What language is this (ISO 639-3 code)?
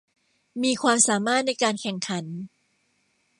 tha